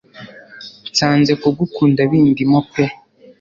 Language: Kinyarwanda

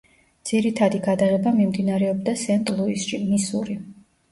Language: Georgian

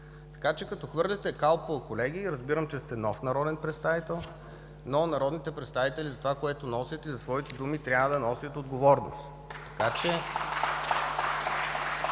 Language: Bulgarian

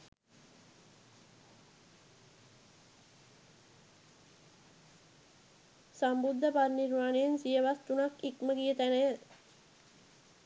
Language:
Sinhala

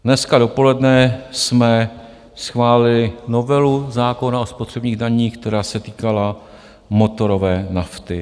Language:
Czech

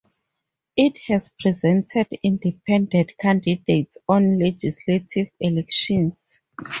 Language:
English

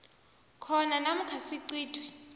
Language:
South Ndebele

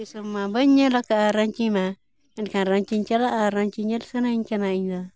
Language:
Santali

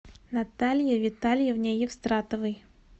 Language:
Russian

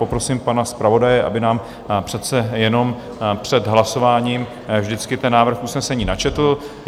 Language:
Czech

